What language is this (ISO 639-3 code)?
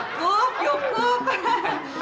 ind